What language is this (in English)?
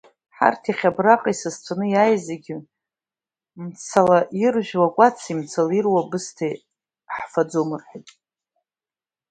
Abkhazian